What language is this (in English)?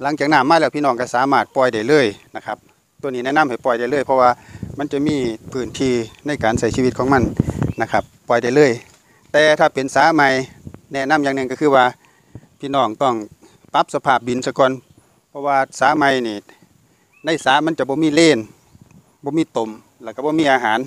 Thai